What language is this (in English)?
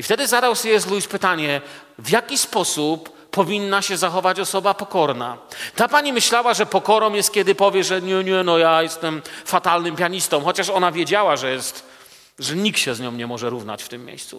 Polish